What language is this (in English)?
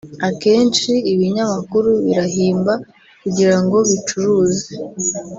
Kinyarwanda